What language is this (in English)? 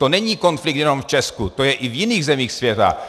Czech